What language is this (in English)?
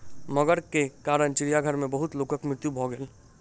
Maithili